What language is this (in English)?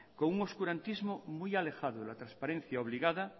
Spanish